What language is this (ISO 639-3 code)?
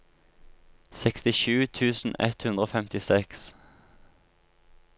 nor